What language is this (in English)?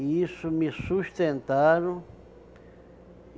Portuguese